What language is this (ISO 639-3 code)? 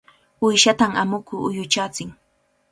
qvl